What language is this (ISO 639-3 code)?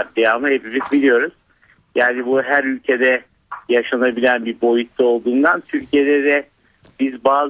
tur